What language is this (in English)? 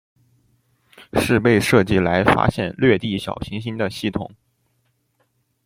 Chinese